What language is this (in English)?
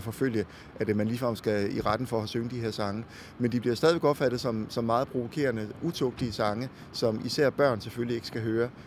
Danish